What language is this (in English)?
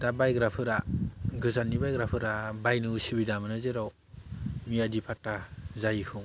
Bodo